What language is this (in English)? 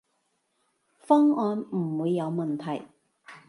Cantonese